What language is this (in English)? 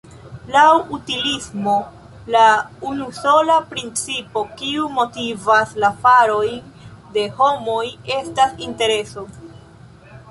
Esperanto